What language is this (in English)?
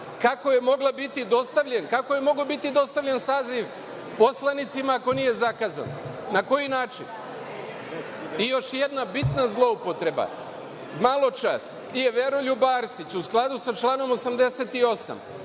Serbian